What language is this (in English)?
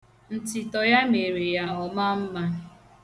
Igbo